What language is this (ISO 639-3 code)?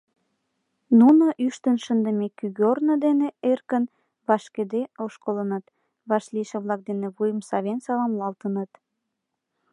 chm